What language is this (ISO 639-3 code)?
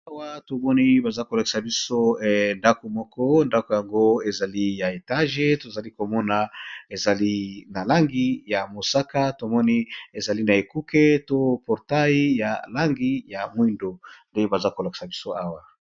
lin